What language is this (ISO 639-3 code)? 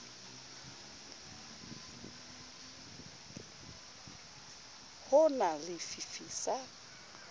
sot